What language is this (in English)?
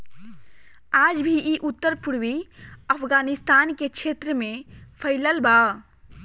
Bhojpuri